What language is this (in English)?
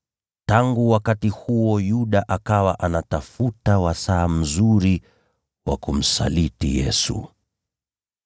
Swahili